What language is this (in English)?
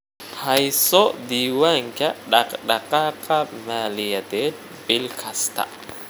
Somali